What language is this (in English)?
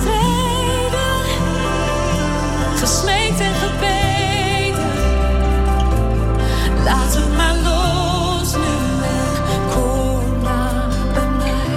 Dutch